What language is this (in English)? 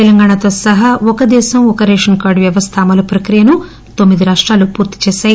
Telugu